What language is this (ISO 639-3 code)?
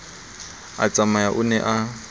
sot